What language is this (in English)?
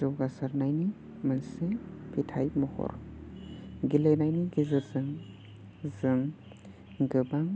Bodo